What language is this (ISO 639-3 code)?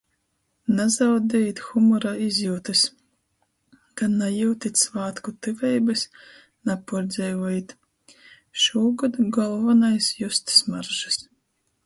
ltg